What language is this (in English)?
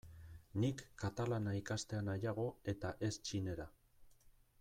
Basque